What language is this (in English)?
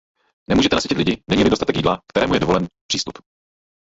Czech